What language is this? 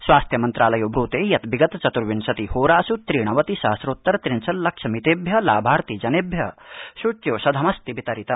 Sanskrit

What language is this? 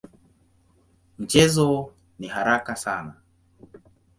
Swahili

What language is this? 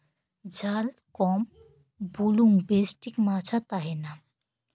Santali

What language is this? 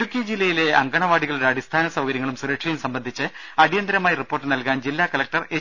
Malayalam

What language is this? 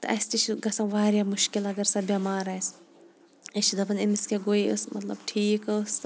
Kashmiri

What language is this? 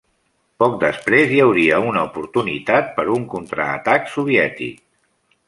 Catalan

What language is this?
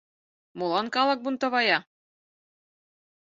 Mari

